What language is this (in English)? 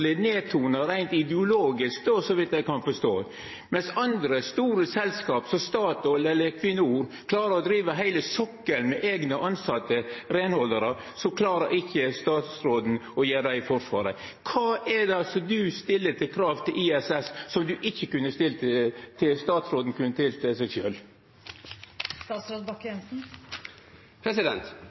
Norwegian Nynorsk